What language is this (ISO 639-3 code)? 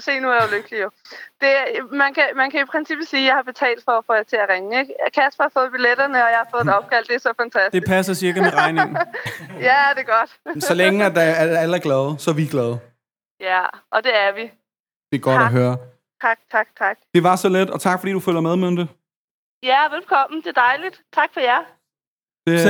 dan